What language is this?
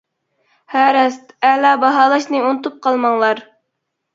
Uyghur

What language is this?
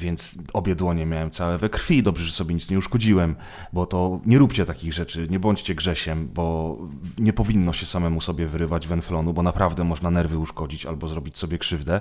Polish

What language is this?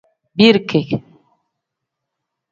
Tem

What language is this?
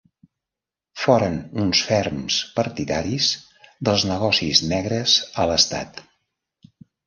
Catalan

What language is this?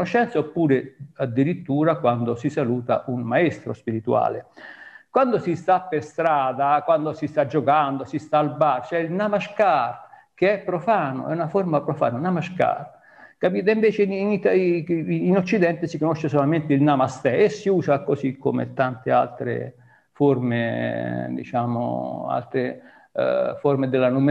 Italian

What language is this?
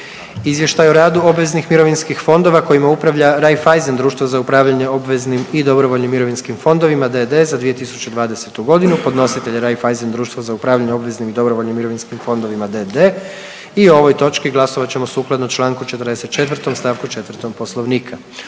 Croatian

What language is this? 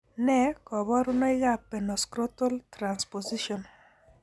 Kalenjin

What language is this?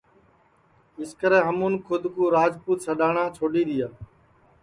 Sansi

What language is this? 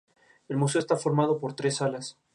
Spanish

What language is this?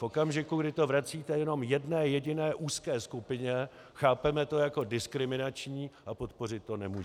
Czech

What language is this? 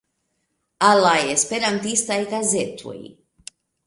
Esperanto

